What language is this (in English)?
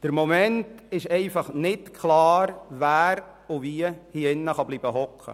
Swiss German